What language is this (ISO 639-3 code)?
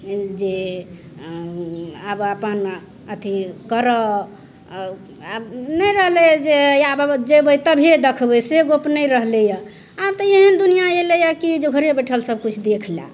mai